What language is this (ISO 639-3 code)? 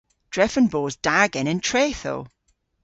cor